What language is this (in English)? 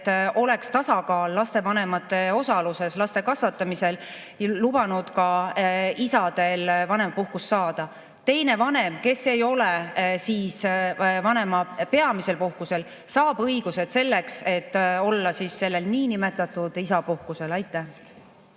Estonian